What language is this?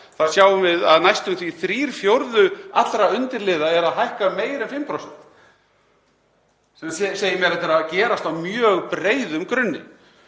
Icelandic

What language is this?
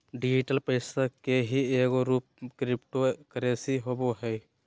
Magahi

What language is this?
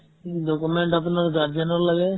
Assamese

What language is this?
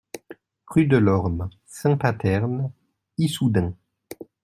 French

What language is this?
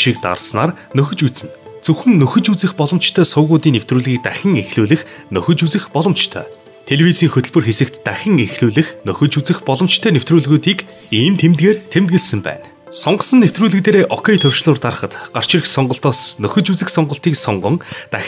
Dutch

